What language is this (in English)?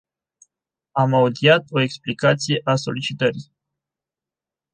Romanian